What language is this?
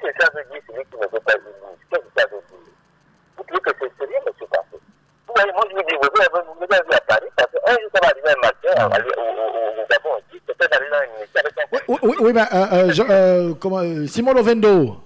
French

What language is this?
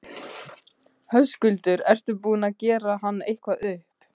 Icelandic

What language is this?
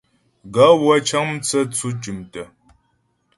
Ghomala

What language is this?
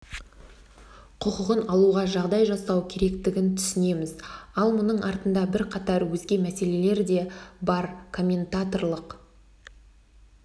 Kazakh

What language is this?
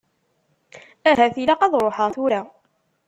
Kabyle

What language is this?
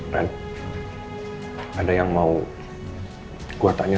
Indonesian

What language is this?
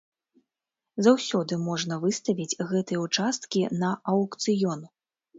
Belarusian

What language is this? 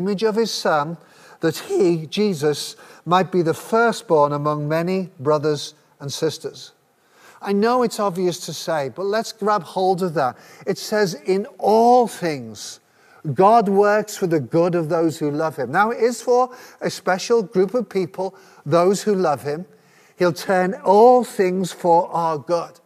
English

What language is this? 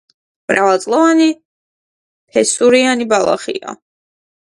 Georgian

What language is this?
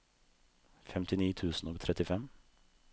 Norwegian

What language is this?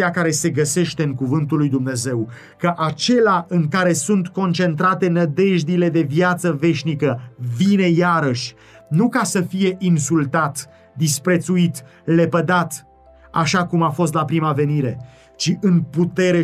Romanian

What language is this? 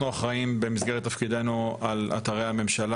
Hebrew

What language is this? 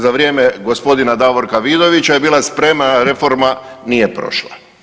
Croatian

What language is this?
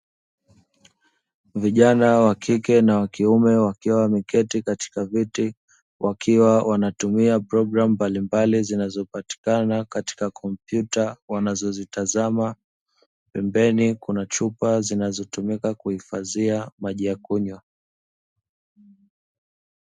Swahili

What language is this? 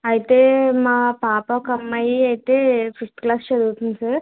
Telugu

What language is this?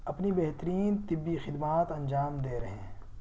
Urdu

